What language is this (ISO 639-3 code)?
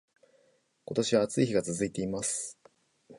jpn